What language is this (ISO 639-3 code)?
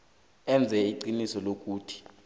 nbl